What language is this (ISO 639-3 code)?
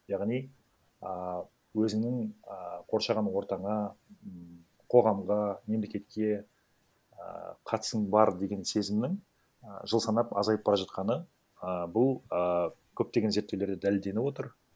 kaz